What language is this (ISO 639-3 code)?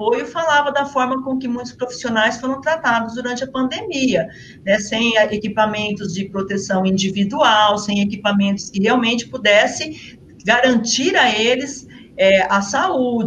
por